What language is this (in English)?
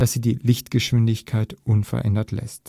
German